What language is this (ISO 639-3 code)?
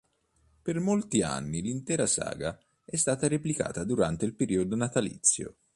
ita